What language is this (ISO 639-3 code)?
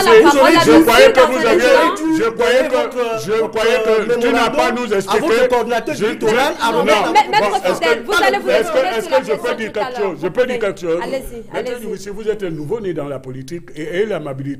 fra